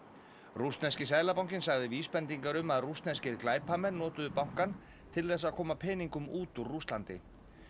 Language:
Icelandic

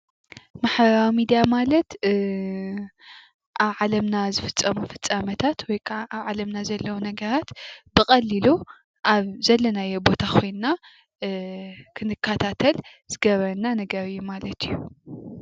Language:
Tigrinya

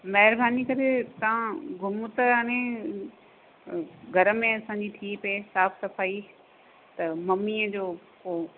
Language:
Sindhi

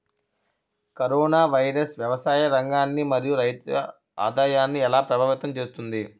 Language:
Telugu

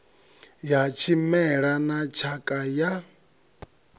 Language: Venda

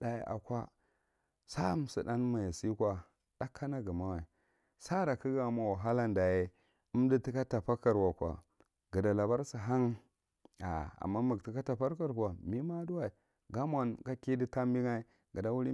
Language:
Marghi Central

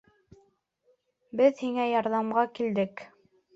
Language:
Bashkir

